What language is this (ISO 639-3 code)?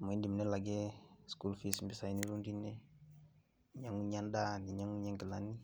mas